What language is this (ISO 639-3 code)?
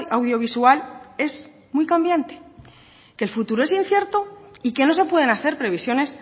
spa